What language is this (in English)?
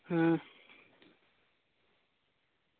Dogri